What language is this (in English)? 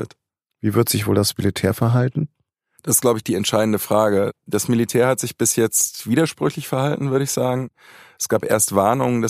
German